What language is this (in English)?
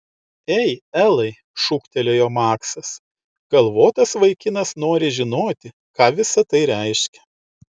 Lithuanian